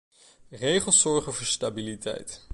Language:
Dutch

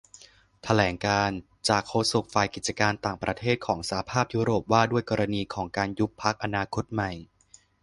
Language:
Thai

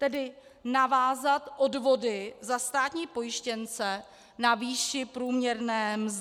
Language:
Czech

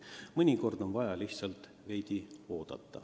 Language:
Estonian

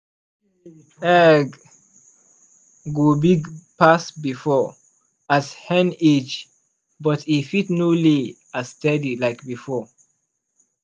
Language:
Nigerian Pidgin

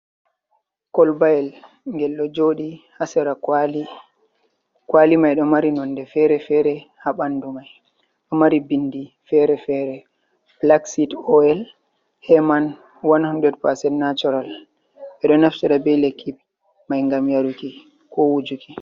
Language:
Fula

